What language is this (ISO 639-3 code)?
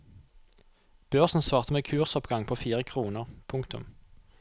nor